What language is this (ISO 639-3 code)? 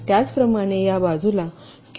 mar